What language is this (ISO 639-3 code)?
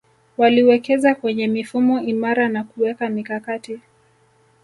swa